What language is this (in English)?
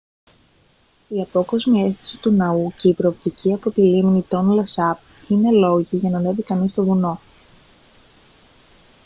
Greek